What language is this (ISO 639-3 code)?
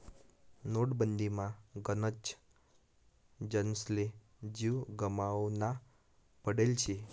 mar